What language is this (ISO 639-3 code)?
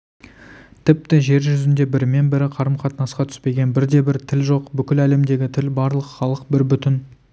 kaz